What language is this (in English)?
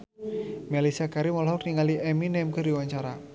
Sundanese